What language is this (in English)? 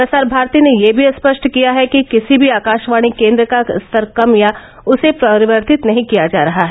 Hindi